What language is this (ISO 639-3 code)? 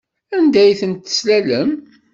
kab